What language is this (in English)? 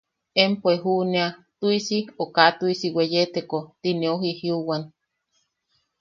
Yaqui